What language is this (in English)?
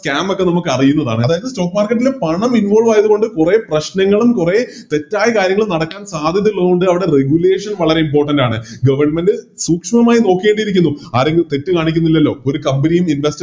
Malayalam